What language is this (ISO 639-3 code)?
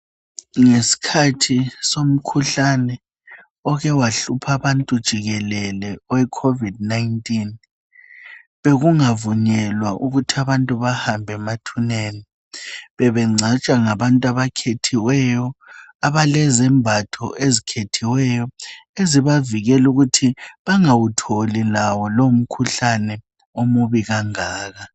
nde